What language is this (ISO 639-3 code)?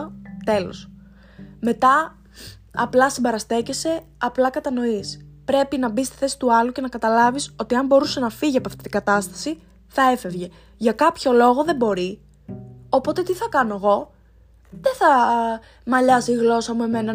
ell